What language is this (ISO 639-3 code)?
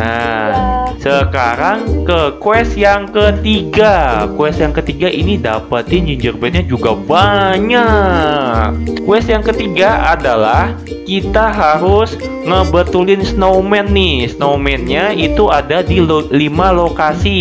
ind